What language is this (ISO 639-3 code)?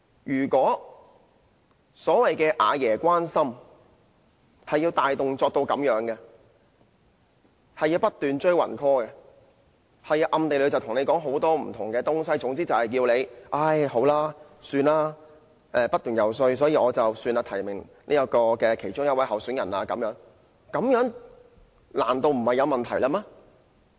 yue